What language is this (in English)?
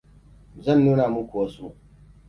Hausa